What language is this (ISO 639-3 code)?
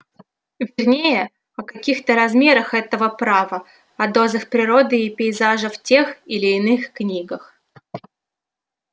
rus